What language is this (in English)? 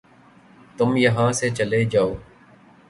Urdu